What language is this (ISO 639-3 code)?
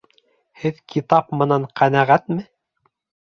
bak